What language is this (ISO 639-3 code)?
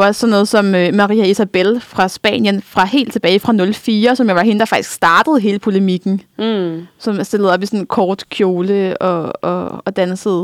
dan